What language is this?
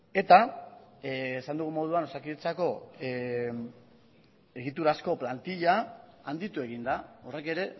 Basque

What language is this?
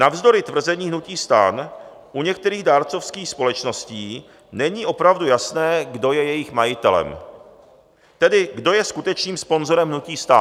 Czech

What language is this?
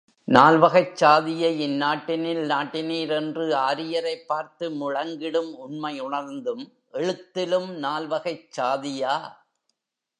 Tamil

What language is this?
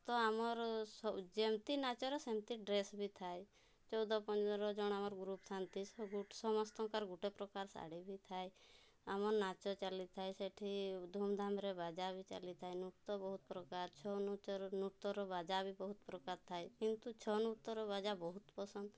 Odia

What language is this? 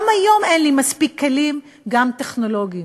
Hebrew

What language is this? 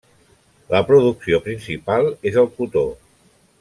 Catalan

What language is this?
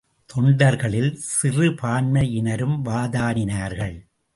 Tamil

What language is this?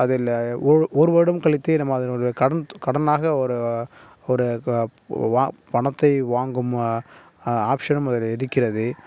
Tamil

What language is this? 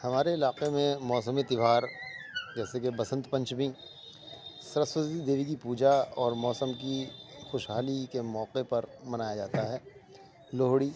Urdu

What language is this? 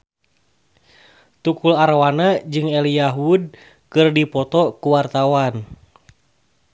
Sundanese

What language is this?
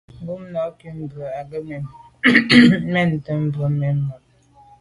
Medumba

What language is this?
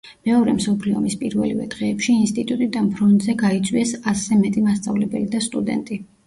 Georgian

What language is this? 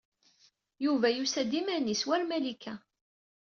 Kabyle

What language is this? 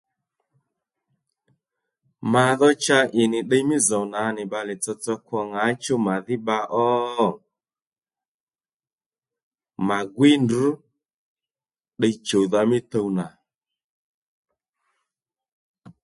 Lendu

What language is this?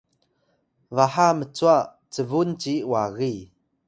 Atayal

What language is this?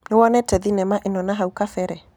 Kikuyu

